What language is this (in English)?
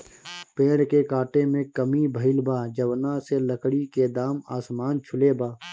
Bhojpuri